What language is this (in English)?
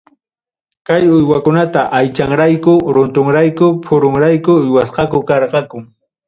Ayacucho Quechua